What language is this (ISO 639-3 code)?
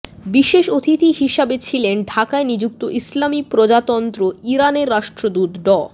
ben